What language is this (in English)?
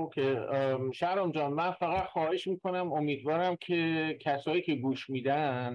Persian